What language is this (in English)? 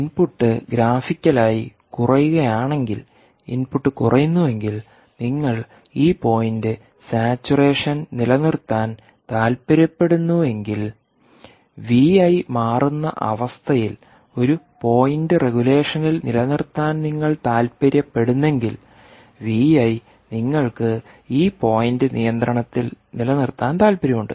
Malayalam